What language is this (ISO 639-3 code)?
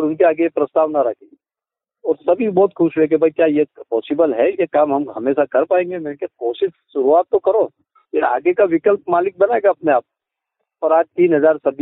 hin